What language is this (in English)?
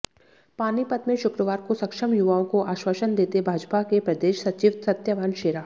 Hindi